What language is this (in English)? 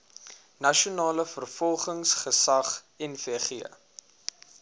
Afrikaans